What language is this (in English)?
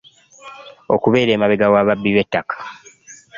Ganda